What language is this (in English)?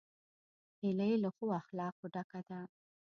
Pashto